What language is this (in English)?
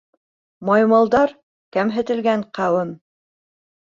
Bashkir